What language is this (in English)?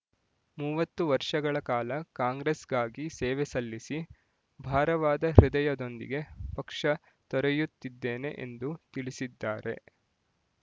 Kannada